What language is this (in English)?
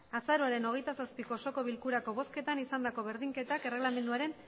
Basque